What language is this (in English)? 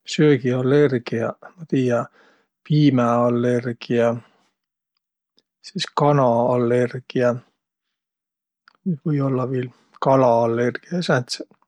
Võro